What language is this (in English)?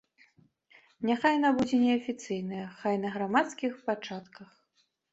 Belarusian